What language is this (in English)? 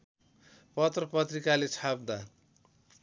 Nepali